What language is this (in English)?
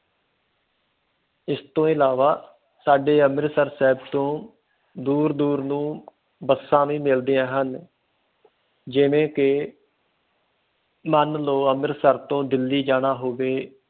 Punjabi